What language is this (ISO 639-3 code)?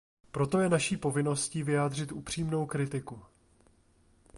ces